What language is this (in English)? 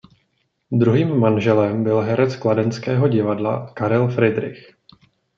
Czech